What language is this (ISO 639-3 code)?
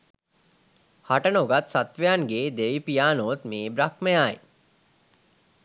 sin